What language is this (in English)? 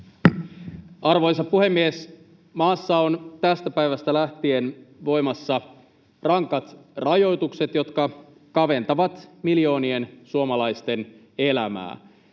Finnish